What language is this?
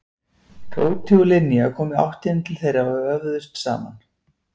Icelandic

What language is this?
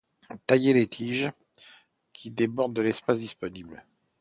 French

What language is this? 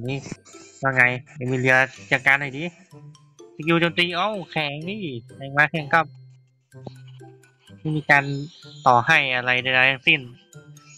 Thai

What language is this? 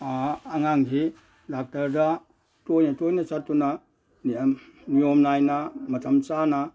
Manipuri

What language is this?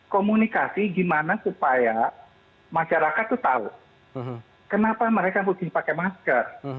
Indonesian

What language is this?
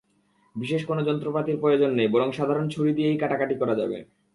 Bangla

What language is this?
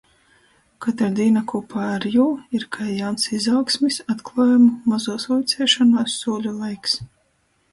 Latgalian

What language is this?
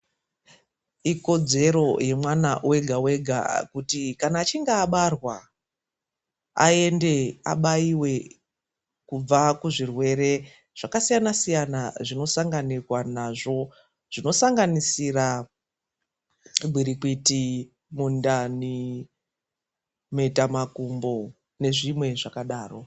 Ndau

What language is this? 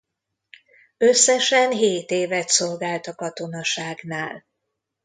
Hungarian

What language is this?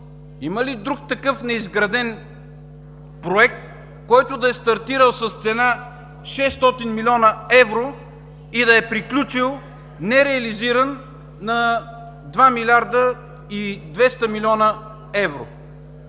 Bulgarian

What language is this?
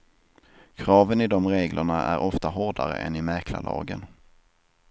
Swedish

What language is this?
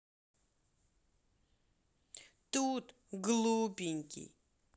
Russian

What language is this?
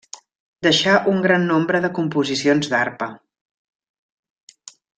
Catalan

